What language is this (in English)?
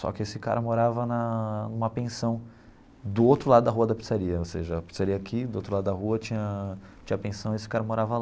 Portuguese